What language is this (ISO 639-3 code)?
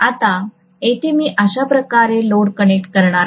mar